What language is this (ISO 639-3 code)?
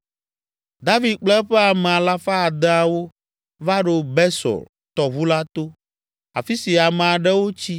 ewe